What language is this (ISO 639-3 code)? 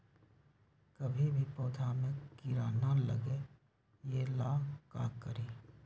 mag